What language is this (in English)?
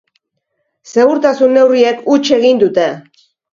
Basque